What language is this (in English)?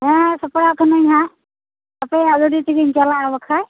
Santali